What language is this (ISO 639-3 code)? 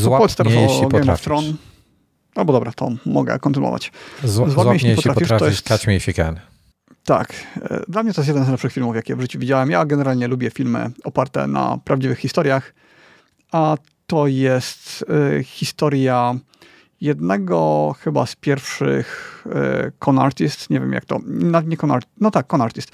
pol